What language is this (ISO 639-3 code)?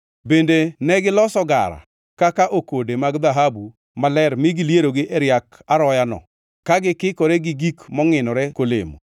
luo